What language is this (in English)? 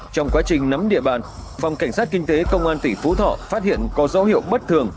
Vietnamese